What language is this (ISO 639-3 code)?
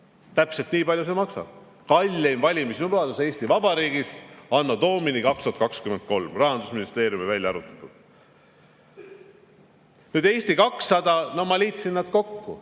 est